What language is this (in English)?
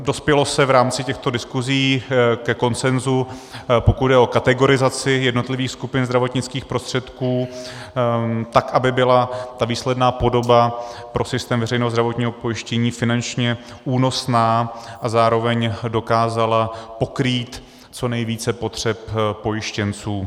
Czech